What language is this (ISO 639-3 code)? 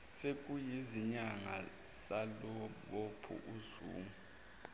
zul